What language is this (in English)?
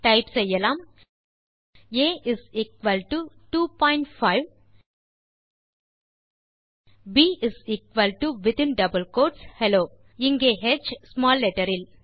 Tamil